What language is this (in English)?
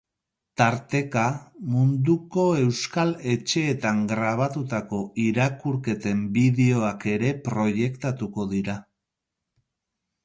Basque